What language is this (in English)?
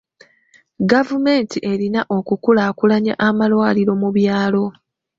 Ganda